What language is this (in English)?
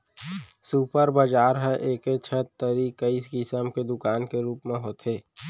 Chhattisgarhi